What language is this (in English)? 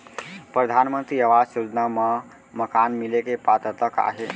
Chhattisgarhi